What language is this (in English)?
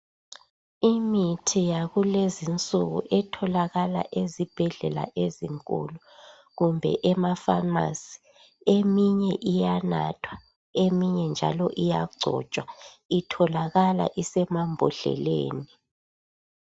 North Ndebele